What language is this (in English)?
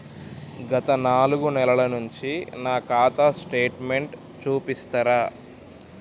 Telugu